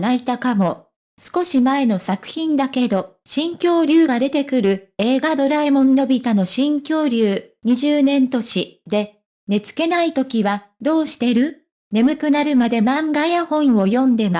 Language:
Japanese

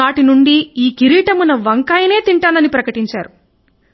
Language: Telugu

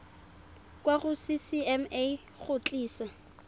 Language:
Tswana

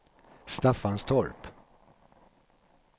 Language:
Swedish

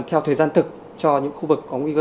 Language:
Vietnamese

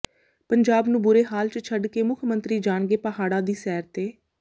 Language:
Punjabi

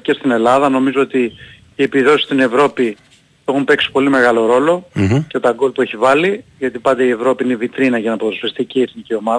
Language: Greek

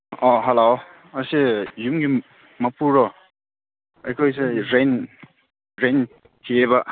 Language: Manipuri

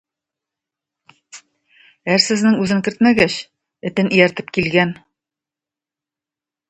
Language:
Tatar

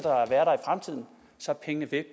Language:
Danish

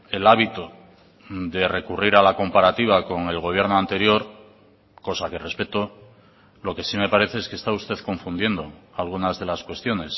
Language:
Spanish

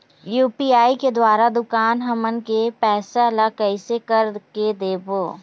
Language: Chhattisgarhi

